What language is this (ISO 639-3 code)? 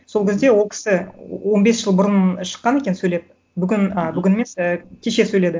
kaz